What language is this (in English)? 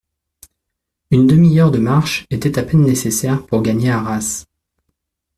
French